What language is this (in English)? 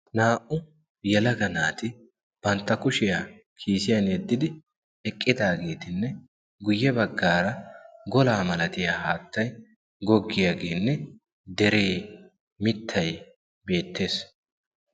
Wolaytta